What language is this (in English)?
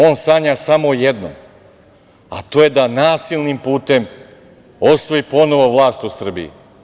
Serbian